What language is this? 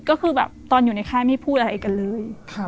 Thai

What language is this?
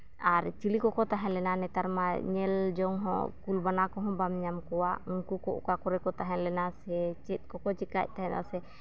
Santali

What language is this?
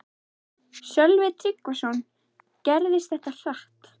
Icelandic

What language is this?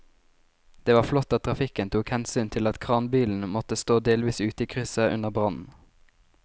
Norwegian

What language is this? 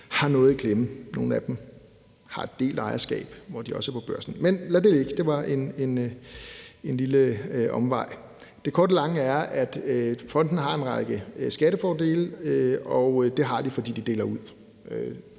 Danish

